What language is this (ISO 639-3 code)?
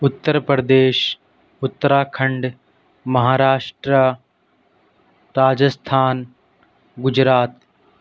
urd